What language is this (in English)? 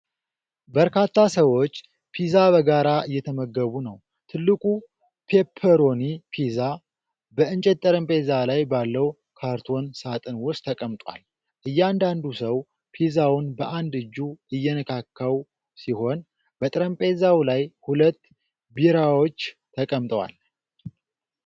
Amharic